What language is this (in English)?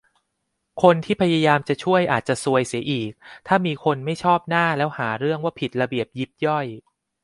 Thai